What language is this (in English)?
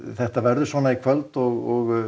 Icelandic